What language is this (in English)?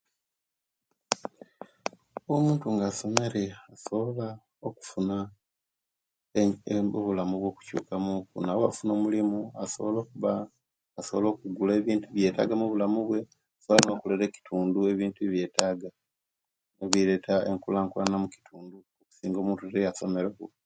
Kenyi